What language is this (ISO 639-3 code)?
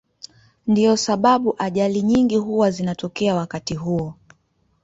swa